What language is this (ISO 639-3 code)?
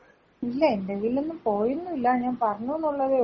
mal